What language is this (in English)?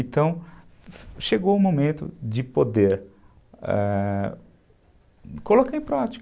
Portuguese